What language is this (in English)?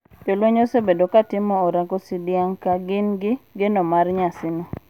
Luo (Kenya and Tanzania)